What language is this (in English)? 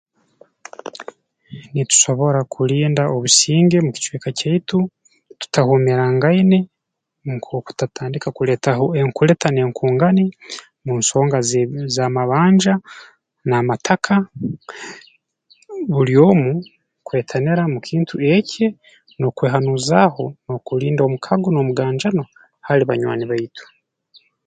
Tooro